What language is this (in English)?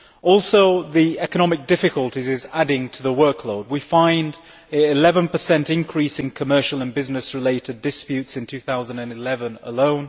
English